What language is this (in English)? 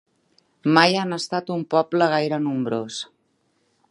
Catalan